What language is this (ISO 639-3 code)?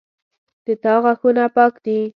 pus